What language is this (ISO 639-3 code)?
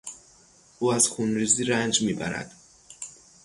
fas